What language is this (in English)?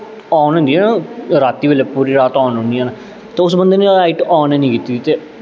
Dogri